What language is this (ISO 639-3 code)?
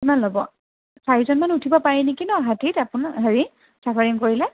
asm